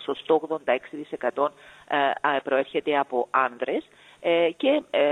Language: Greek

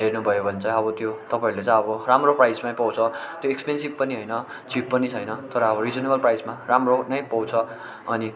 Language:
Nepali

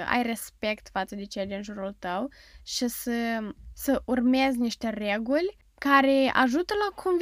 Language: Romanian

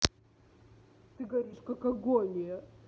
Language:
Russian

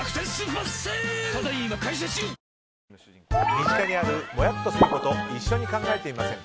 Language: Japanese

